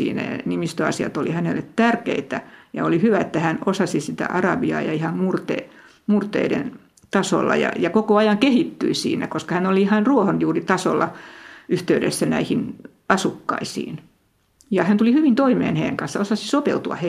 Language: Finnish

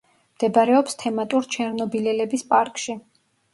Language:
Georgian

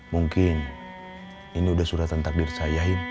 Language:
Indonesian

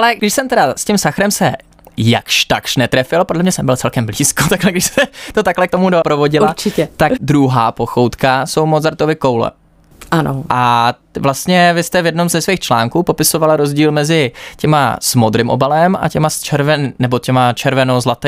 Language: Czech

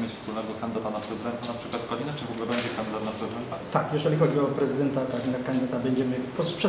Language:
Polish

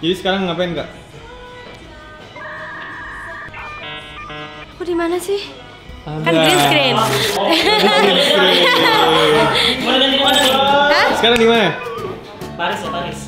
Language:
Indonesian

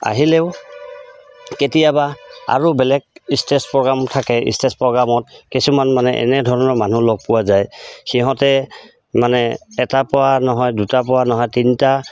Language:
Assamese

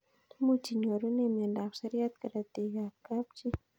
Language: Kalenjin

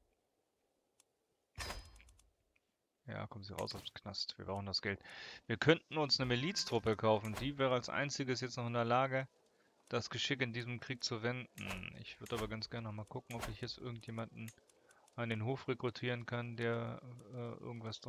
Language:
German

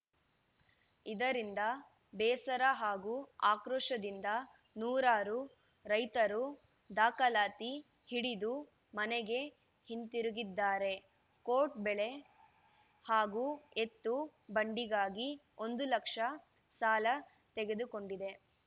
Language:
Kannada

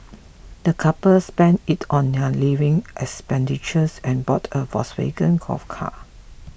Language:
English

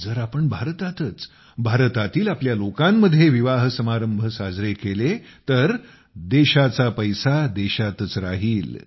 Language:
Marathi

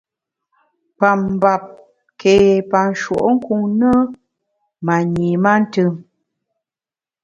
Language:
Bamun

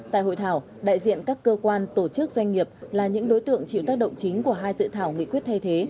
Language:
Vietnamese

